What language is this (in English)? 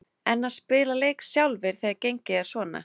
Icelandic